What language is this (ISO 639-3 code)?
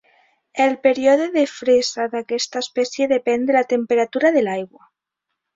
cat